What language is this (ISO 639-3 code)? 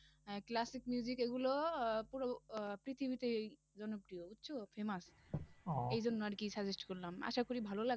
ben